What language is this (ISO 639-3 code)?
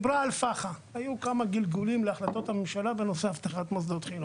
heb